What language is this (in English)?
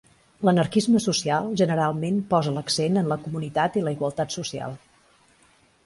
Catalan